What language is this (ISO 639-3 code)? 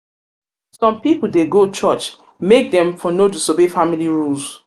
pcm